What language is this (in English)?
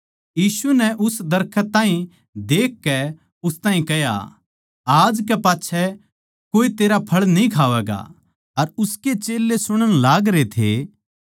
Haryanvi